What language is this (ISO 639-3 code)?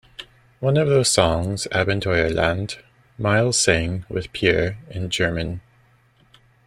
eng